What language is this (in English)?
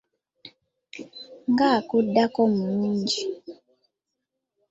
Ganda